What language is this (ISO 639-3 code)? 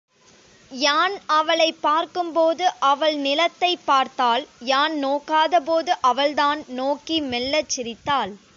tam